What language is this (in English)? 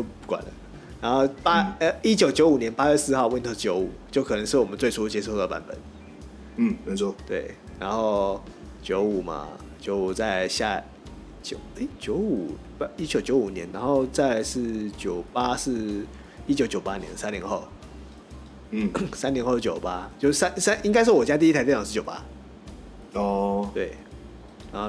Chinese